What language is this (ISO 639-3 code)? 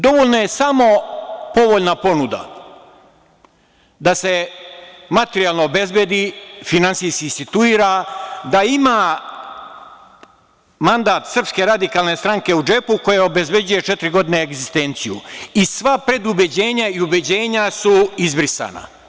srp